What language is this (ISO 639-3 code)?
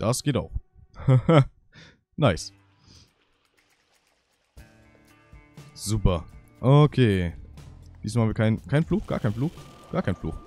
deu